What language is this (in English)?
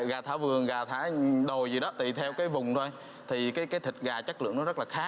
Vietnamese